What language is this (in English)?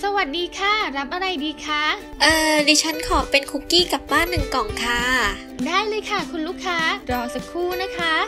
Thai